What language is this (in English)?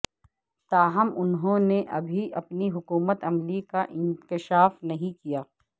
Urdu